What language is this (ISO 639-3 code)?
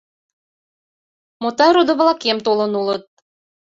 chm